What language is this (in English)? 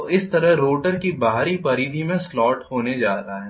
Hindi